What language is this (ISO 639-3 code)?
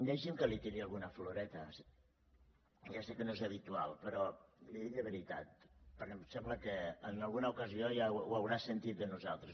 cat